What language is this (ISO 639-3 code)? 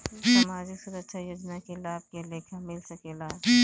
bho